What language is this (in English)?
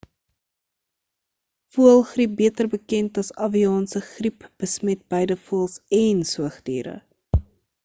Afrikaans